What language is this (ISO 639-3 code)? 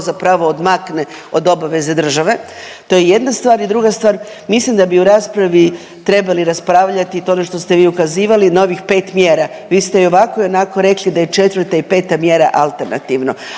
hrv